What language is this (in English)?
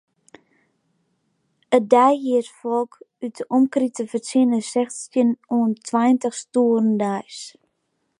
Western Frisian